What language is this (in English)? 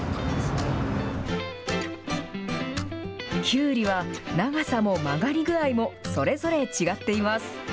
Japanese